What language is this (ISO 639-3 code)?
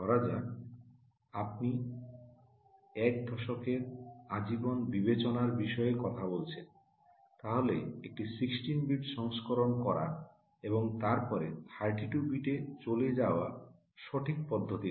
ben